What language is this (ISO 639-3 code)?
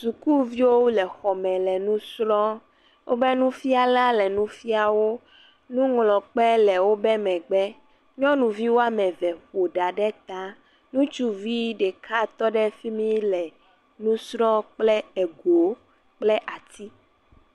ewe